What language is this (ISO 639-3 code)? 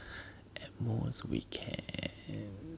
eng